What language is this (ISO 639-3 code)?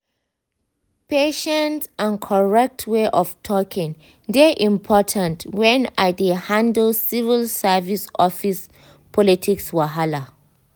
pcm